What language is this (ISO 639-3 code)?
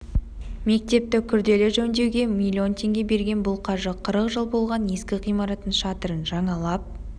kaz